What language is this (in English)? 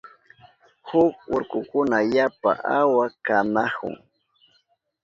Southern Pastaza Quechua